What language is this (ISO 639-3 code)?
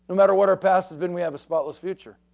eng